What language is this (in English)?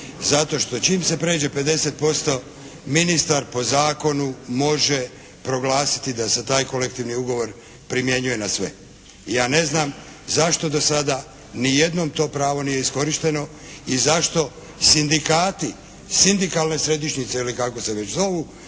Croatian